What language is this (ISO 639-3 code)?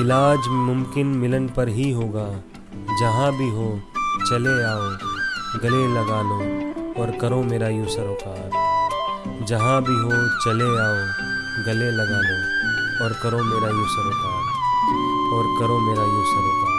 hin